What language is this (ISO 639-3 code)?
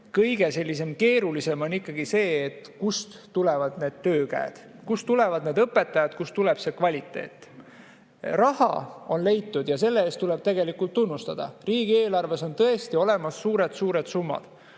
est